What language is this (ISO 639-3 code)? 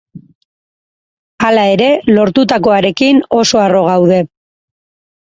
eus